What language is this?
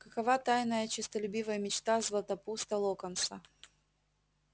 Russian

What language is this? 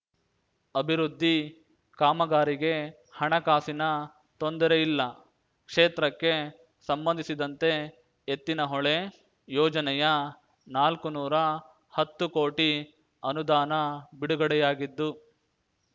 Kannada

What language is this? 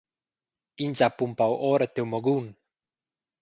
Romansh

